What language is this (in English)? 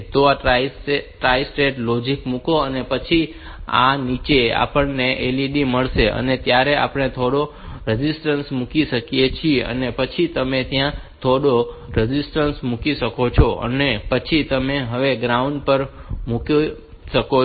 Gujarati